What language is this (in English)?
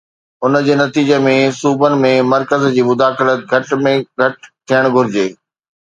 Sindhi